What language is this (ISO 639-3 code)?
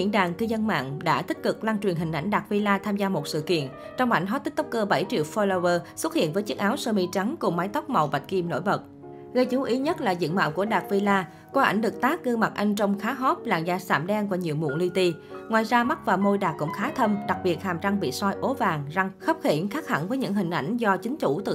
vie